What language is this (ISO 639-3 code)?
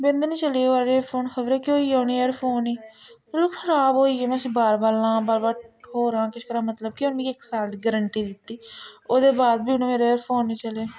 doi